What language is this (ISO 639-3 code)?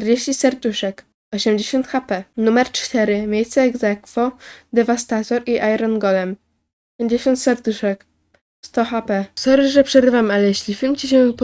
pol